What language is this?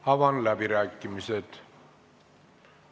Estonian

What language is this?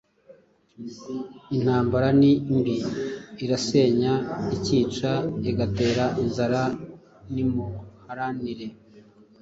Kinyarwanda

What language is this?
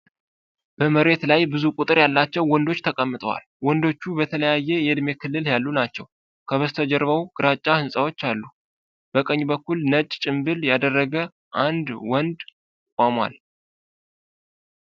Amharic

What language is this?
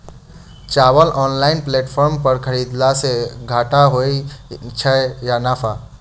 Maithili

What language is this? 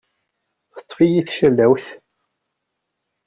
Kabyle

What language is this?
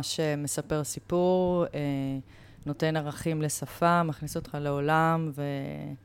Hebrew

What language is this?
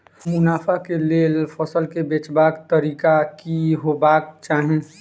Maithili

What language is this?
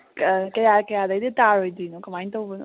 Manipuri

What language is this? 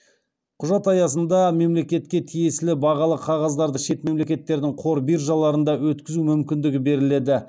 Kazakh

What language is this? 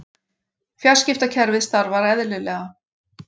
Icelandic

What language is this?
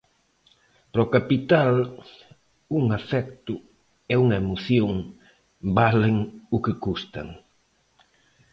Galician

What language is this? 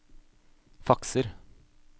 Norwegian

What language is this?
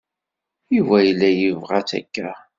Kabyle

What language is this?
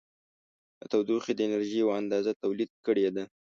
Pashto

